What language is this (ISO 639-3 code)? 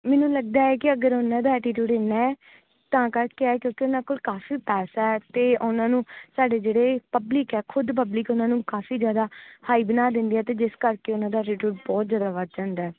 pan